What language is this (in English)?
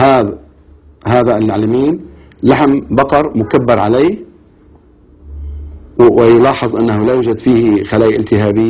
Arabic